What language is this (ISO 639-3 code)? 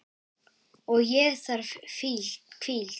isl